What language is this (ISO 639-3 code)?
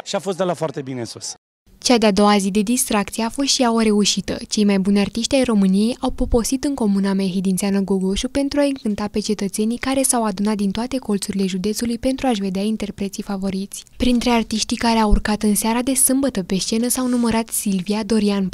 ron